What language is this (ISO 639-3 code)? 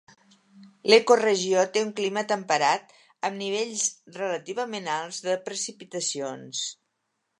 cat